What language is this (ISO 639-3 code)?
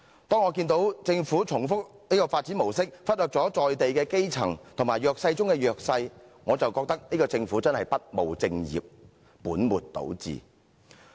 yue